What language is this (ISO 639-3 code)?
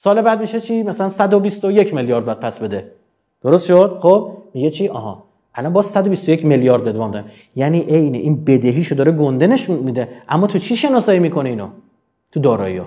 fas